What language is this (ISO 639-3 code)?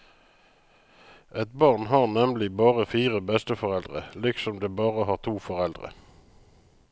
nor